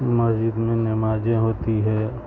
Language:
Urdu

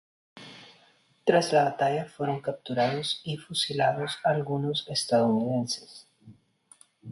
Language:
Spanish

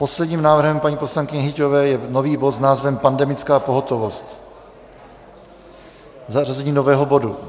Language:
Czech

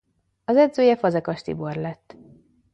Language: Hungarian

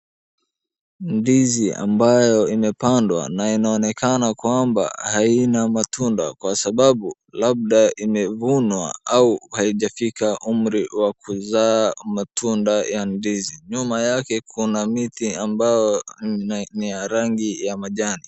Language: Swahili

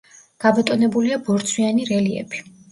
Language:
Georgian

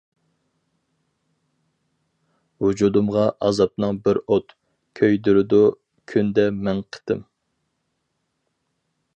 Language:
Uyghur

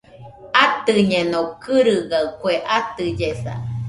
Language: Nüpode Huitoto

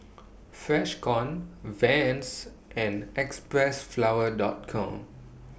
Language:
English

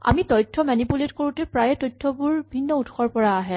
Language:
Assamese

